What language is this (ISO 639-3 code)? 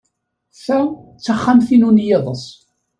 kab